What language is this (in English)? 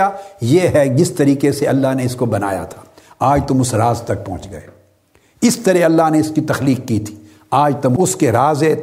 Urdu